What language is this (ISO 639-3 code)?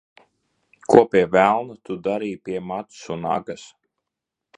lav